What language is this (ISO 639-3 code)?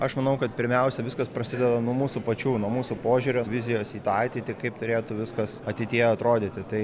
lit